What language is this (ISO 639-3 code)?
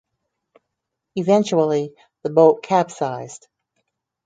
eng